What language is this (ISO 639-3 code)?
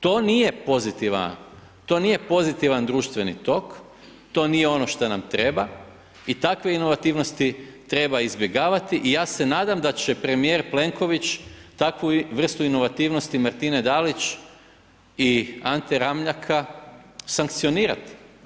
hrv